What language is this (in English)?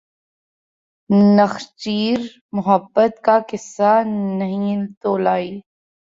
Urdu